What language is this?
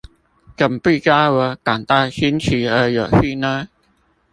Chinese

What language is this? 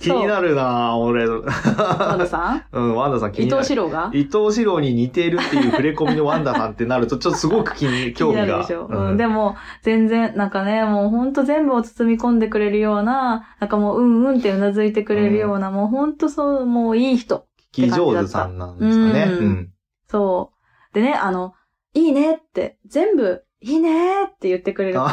Japanese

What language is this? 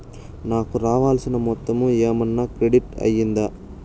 Telugu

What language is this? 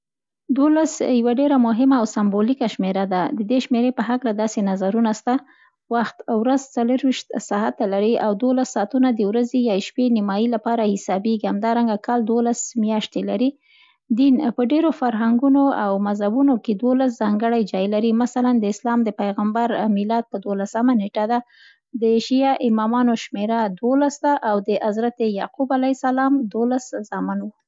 Central Pashto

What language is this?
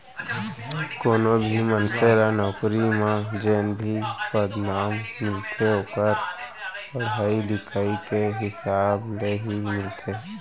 Chhattisgarhi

